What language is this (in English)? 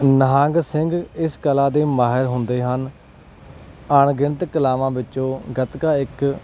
Punjabi